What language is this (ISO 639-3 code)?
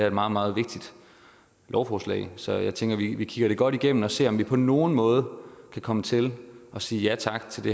dan